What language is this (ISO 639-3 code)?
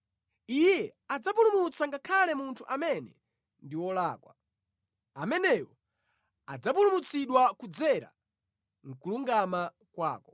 nya